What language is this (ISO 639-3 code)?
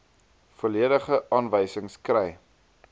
afr